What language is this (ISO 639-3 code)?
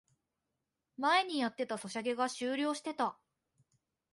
jpn